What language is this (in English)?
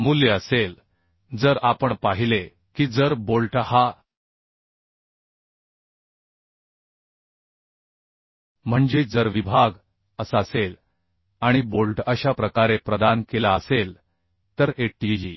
Marathi